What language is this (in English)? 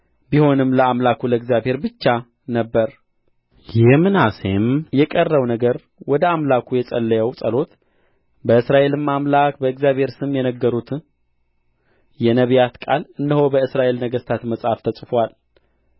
Amharic